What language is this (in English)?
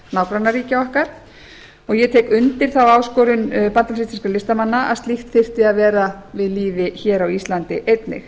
Icelandic